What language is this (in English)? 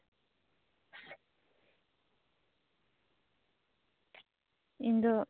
Santali